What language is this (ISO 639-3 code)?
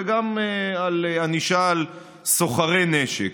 heb